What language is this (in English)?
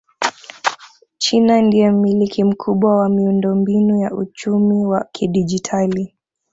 Swahili